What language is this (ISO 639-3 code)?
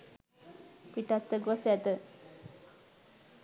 sin